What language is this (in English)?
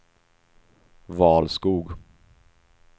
Swedish